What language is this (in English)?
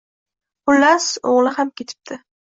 Uzbek